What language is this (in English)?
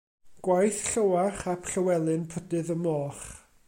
Welsh